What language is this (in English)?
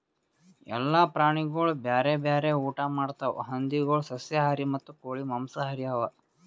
Kannada